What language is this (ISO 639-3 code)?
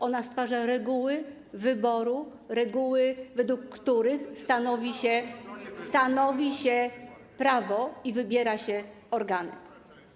pol